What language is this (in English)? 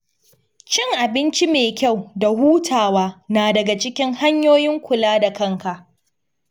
Hausa